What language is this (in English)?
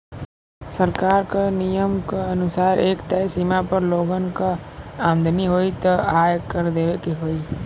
Bhojpuri